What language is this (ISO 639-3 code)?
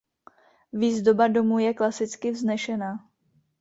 ces